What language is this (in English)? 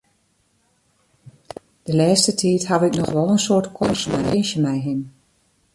Western Frisian